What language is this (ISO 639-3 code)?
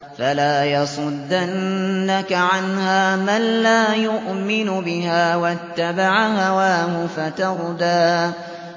ara